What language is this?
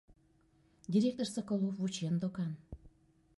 Mari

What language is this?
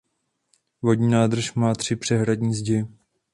Czech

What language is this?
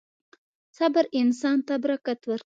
Pashto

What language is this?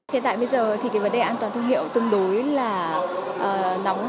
Vietnamese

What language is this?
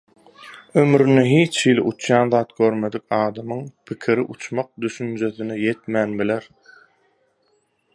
Turkmen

